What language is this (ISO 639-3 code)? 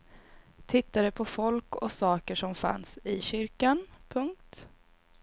swe